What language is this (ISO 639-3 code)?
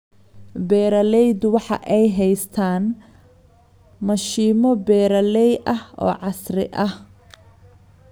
som